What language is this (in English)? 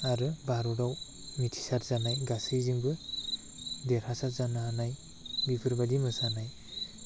Bodo